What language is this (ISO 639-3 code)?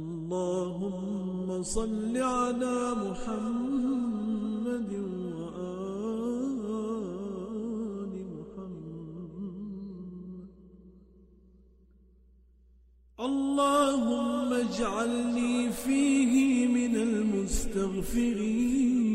ara